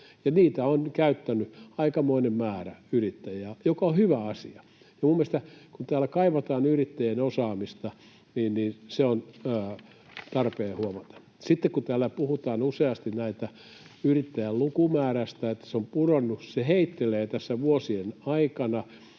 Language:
Finnish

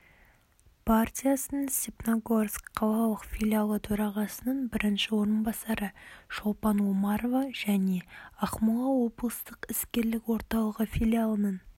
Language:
Kazakh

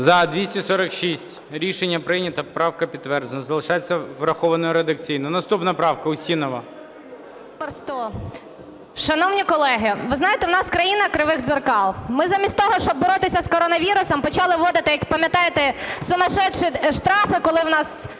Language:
Ukrainian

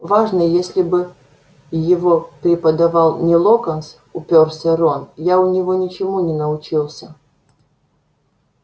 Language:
Russian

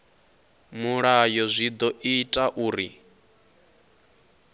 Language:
Venda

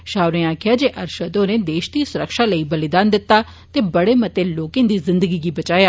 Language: Dogri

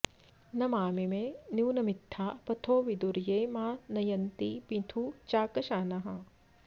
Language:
Sanskrit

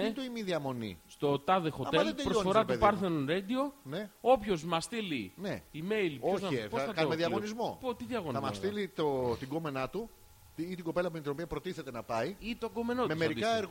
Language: Greek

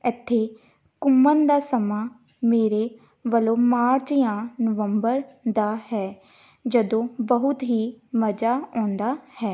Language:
Punjabi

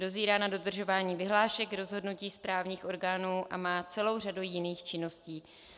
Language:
Czech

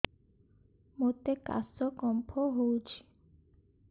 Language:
Odia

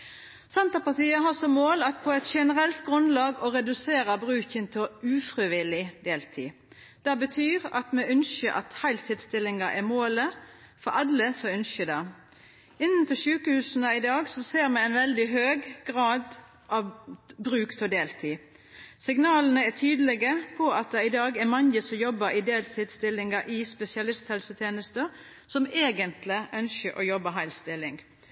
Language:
Norwegian Nynorsk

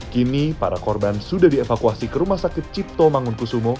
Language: Indonesian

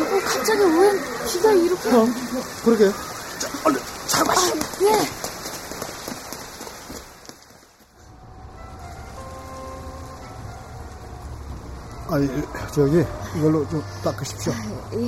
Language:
Korean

